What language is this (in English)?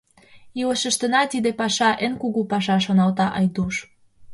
Mari